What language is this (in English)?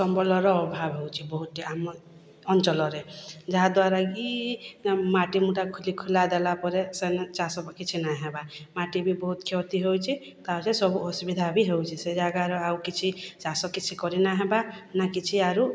Odia